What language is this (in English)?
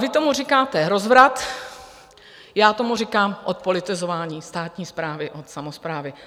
Czech